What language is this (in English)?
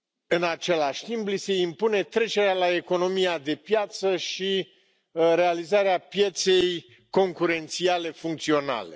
Romanian